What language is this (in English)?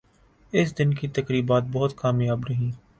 Urdu